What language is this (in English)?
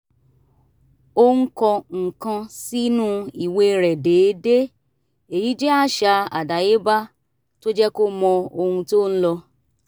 Yoruba